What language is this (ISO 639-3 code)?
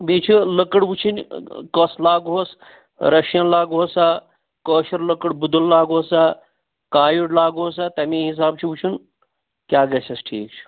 kas